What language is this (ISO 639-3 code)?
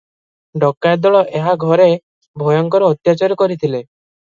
ori